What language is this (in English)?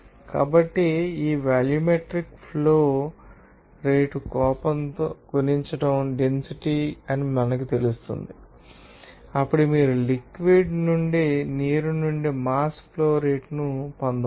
Telugu